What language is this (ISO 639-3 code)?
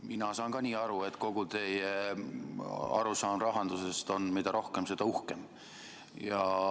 est